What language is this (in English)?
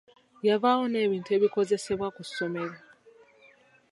Ganda